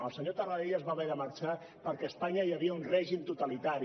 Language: Catalan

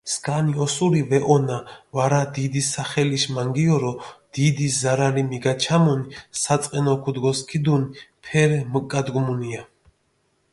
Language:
Mingrelian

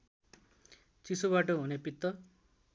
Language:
Nepali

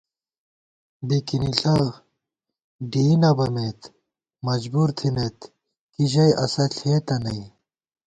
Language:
Gawar-Bati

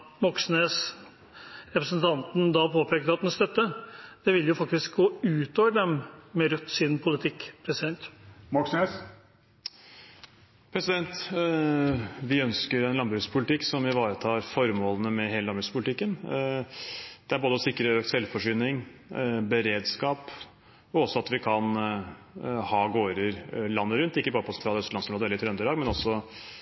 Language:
Norwegian Bokmål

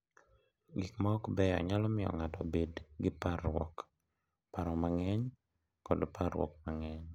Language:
Luo (Kenya and Tanzania)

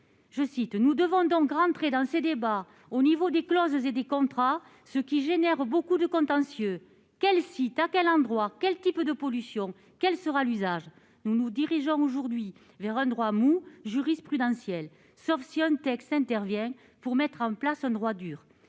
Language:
French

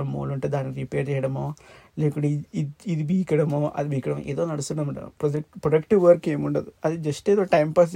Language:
Telugu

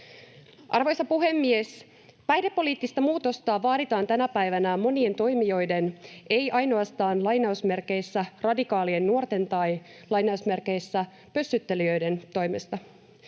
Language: Finnish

